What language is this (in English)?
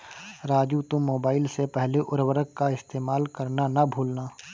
Hindi